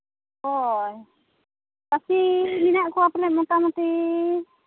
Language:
Santali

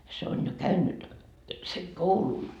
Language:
Finnish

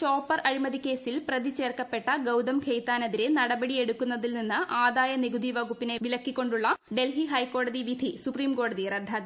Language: Malayalam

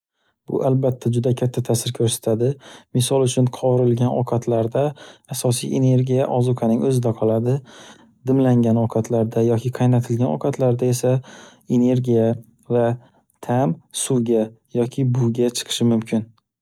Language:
Uzbek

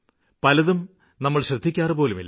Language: Malayalam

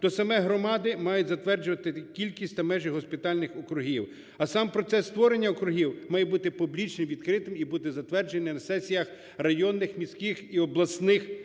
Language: Ukrainian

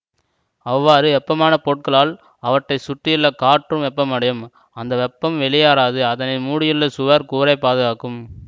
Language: Tamil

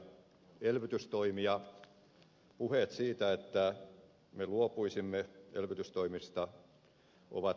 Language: Finnish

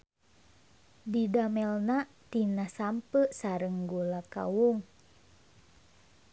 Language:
Sundanese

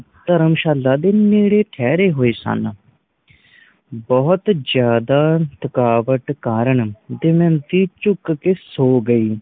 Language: Punjabi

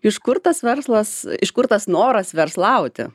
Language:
Lithuanian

